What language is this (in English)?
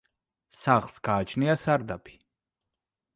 Georgian